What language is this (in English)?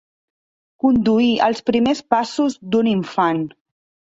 Catalan